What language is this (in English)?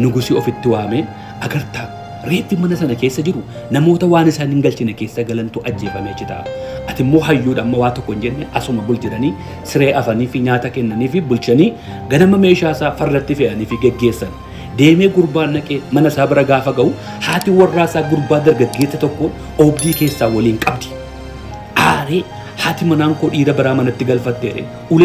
Arabic